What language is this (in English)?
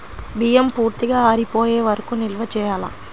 Telugu